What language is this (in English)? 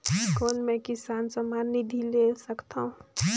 Chhattisgarhi